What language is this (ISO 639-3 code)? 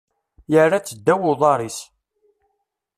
kab